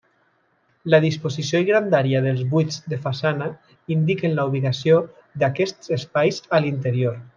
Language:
Catalan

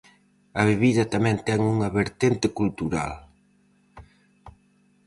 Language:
Galician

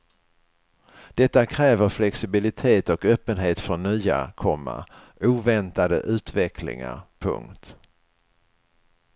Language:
Swedish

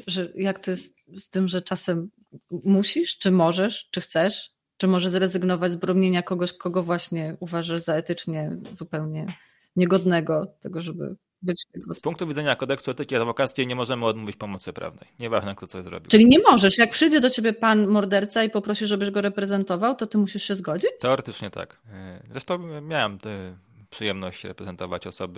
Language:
Polish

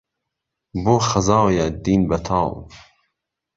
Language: Central Kurdish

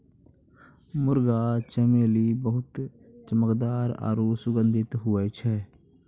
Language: Maithili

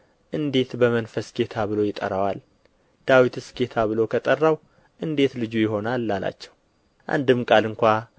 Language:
Amharic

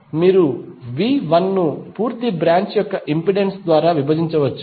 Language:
Telugu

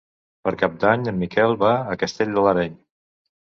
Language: Catalan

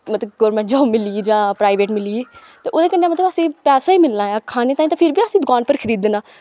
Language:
Dogri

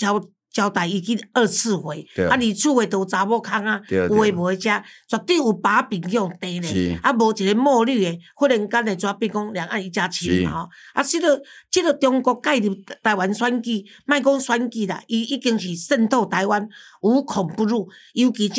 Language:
Chinese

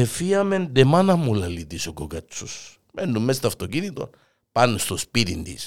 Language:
Greek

